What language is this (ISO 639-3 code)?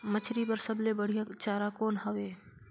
hne